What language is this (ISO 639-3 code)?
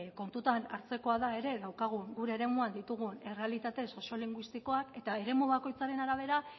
eus